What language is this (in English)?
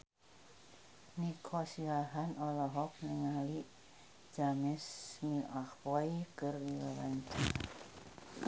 Sundanese